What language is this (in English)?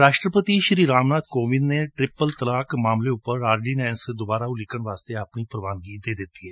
Punjabi